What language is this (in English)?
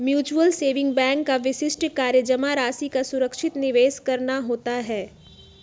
Magahi